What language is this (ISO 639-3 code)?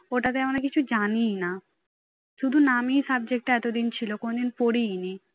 ben